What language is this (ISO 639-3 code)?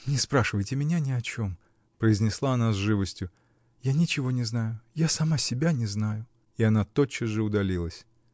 rus